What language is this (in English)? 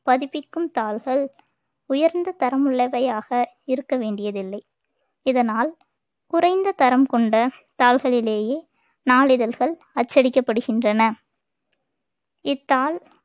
Tamil